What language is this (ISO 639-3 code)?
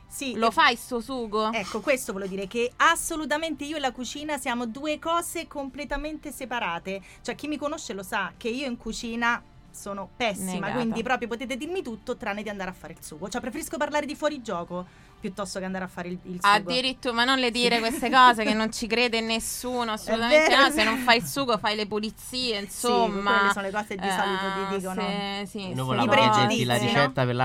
ita